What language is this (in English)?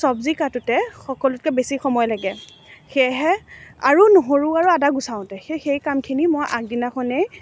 Assamese